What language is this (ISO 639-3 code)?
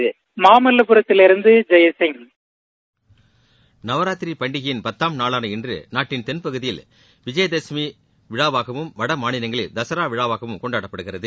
tam